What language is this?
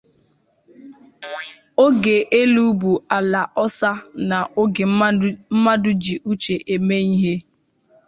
Igbo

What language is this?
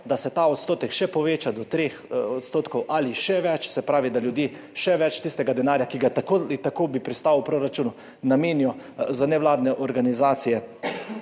Slovenian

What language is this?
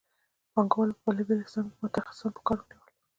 Pashto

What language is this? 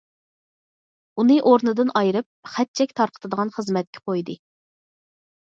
Uyghur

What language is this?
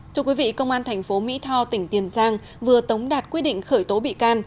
Vietnamese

